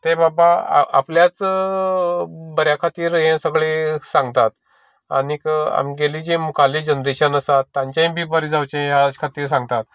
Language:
Konkani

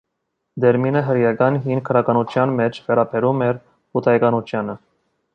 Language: Armenian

